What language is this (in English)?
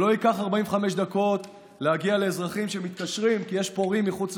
Hebrew